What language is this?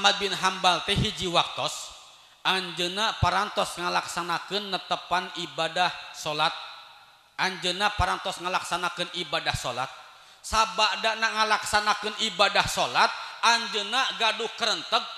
Indonesian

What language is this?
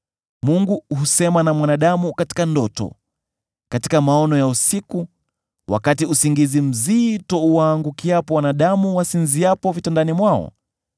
Swahili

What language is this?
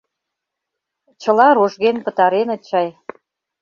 Mari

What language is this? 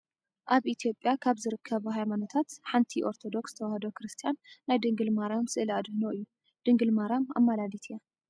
Tigrinya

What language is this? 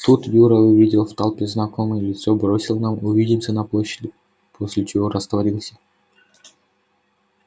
Russian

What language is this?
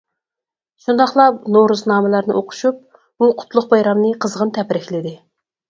Uyghur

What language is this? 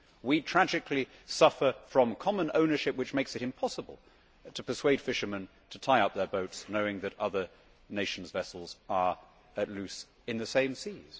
English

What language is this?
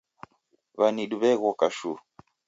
Taita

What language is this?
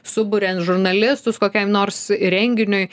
Lithuanian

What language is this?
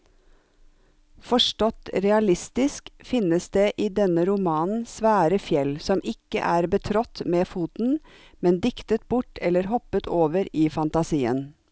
Norwegian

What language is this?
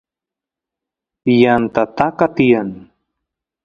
Santiago del Estero Quichua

